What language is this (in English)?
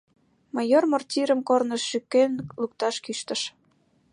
Mari